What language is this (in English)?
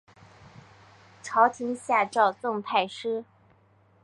Chinese